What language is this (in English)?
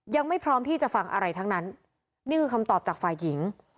Thai